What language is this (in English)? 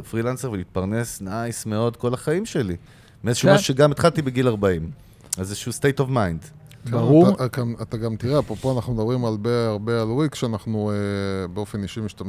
Hebrew